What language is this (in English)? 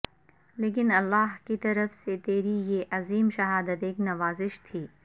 Urdu